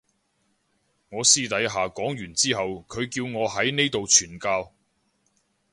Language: Cantonese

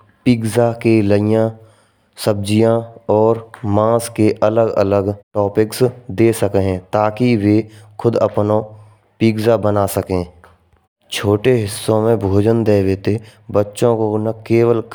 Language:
Braj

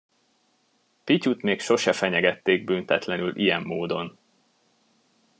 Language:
Hungarian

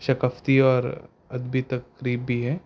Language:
Urdu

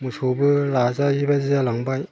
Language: Bodo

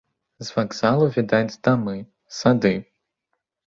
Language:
Belarusian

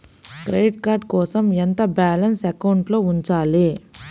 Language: Telugu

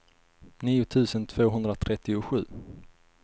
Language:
Swedish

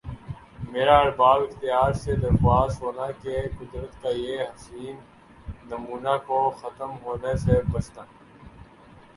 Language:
Urdu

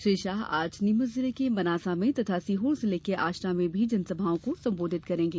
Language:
Hindi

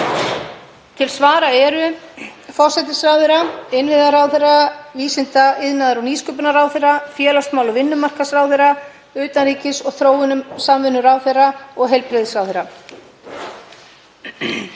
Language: Icelandic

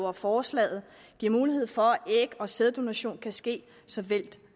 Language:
Danish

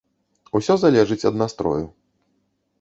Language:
Belarusian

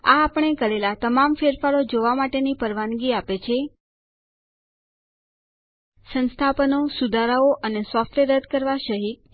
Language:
Gujarati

